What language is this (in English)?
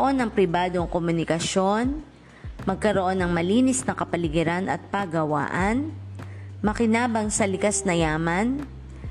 Filipino